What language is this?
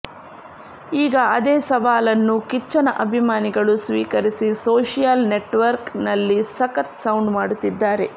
Kannada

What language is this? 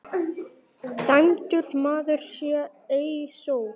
Icelandic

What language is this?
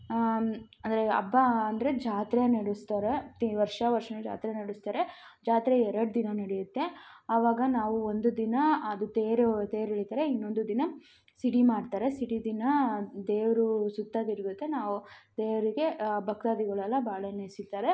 Kannada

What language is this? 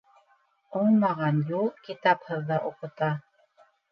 Bashkir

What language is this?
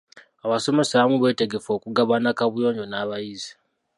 Ganda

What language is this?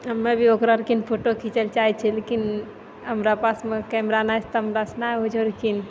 Maithili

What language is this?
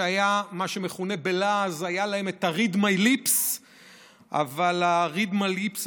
Hebrew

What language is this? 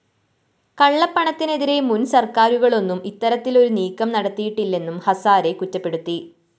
Malayalam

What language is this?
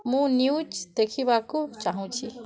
Odia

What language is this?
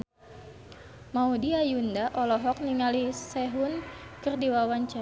Sundanese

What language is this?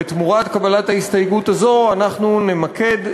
Hebrew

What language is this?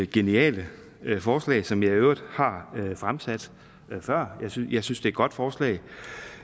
Danish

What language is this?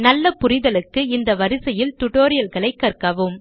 Tamil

